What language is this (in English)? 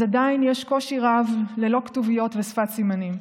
Hebrew